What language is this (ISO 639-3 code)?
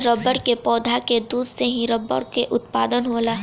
bho